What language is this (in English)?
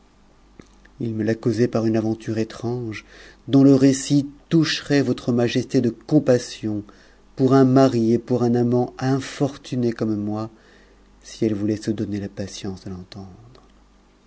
French